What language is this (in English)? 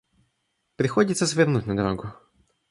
Russian